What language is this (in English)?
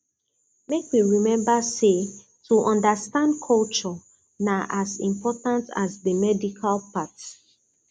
Nigerian Pidgin